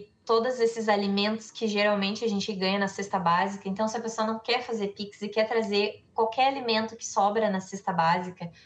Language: Portuguese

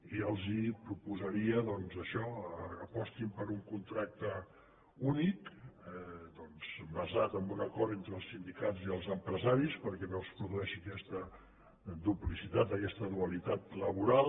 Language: Catalan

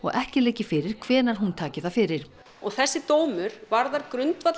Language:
Icelandic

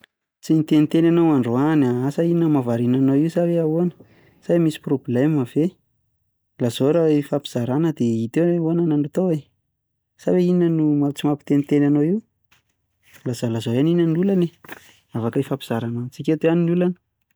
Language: Malagasy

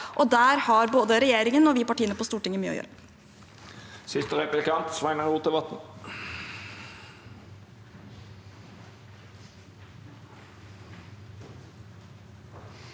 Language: Norwegian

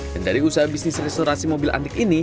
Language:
Indonesian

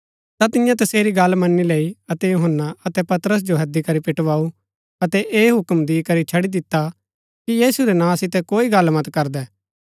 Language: Gaddi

